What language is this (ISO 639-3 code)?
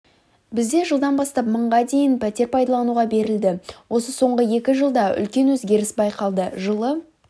kaz